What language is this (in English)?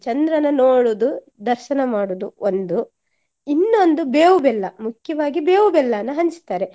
Kannada